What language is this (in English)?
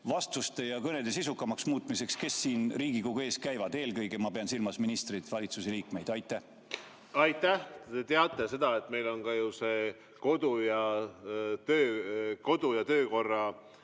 Estonian